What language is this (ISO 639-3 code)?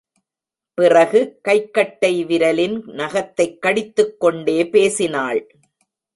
tam